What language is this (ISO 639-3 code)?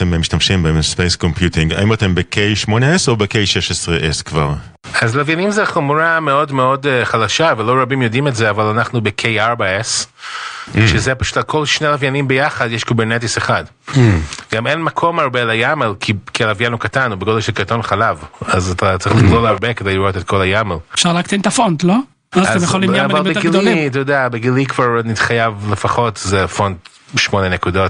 heb